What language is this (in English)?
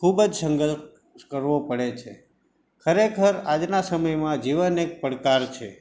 Gujarati